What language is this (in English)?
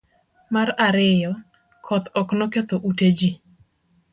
Luo (Kenya and Tanzania)